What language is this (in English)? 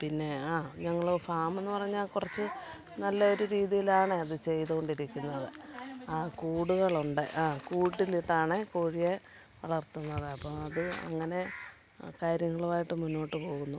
Malayalam